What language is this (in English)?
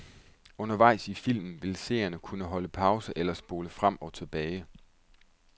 Danish